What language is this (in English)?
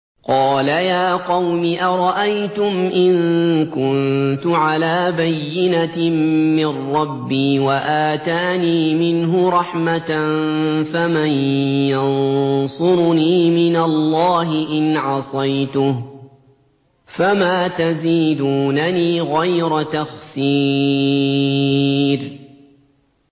Arabic